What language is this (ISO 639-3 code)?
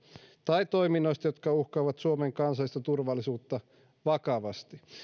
fin